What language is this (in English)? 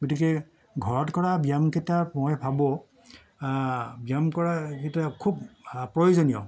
Assamese